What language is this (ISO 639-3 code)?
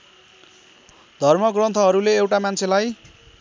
nep